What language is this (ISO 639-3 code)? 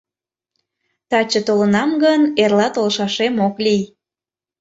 chm